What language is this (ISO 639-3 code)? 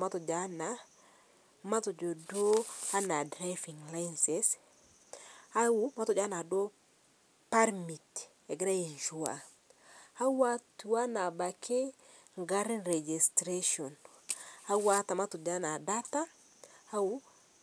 mas